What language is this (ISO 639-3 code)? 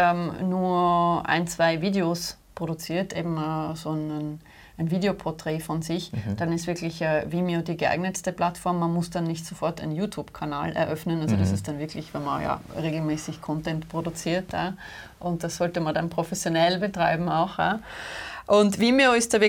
deu